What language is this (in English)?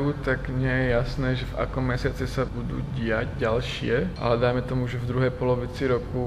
Czech